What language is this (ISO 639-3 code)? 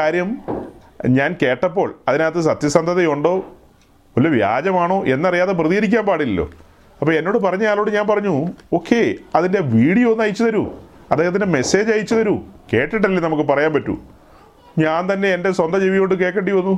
mal